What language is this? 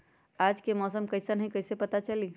Magahi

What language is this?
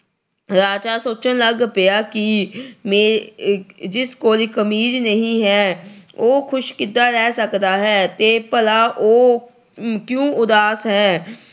Punjabi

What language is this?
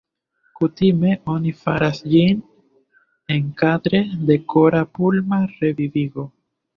Esperanto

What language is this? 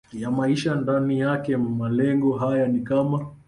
Swahili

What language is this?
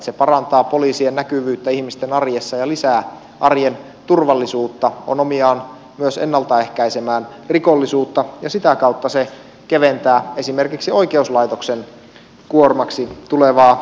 Finnish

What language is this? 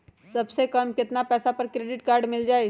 Magahi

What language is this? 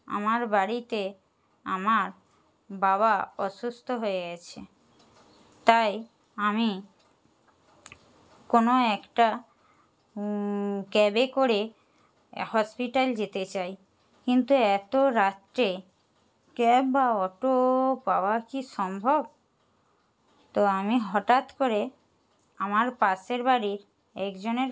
Bangla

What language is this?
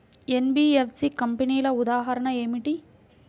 Telugu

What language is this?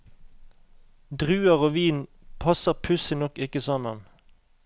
Norwegian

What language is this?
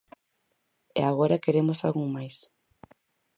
Galician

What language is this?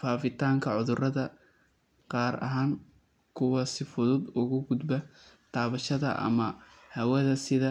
Somali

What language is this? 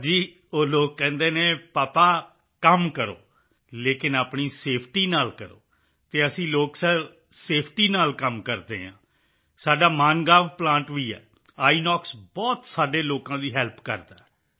Punjabi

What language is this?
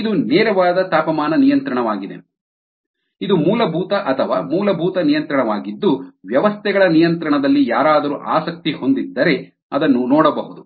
Kannada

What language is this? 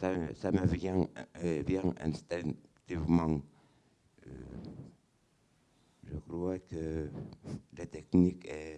French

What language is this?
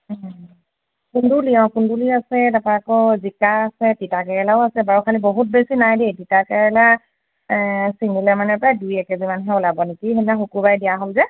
Assamese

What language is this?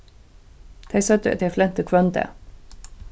Faroese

